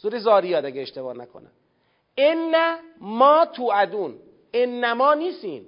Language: Persian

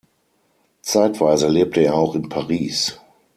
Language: German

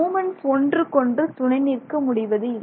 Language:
Tamil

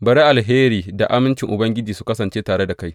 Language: Hausa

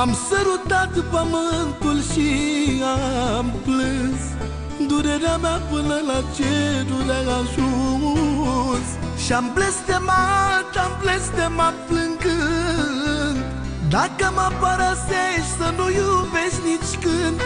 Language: Romanian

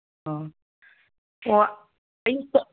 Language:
Manipuri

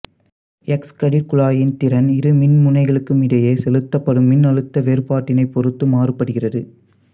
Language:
Tamil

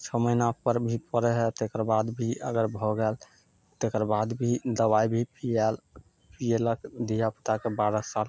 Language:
Maithili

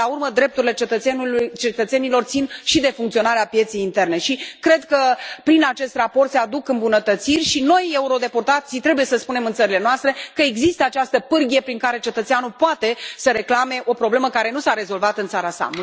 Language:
Romanian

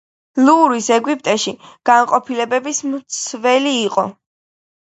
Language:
Georgian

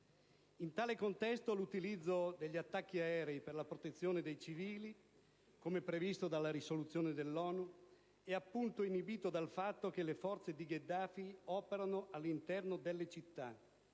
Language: Italian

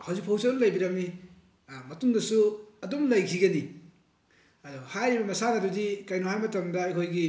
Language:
Manipuri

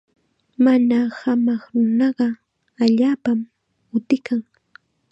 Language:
Chiquián Ancash Quechua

